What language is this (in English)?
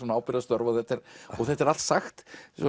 Icelandic